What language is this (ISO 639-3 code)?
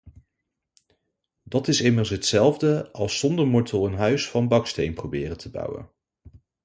nld